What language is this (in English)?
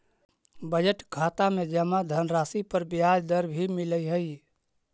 Magahi